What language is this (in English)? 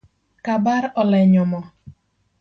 Luo (Kenya and Tanzania)